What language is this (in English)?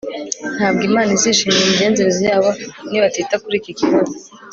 Kinyarwanda